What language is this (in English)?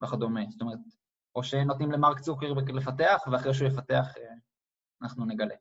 Hebrew